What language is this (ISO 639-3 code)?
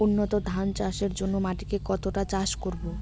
ben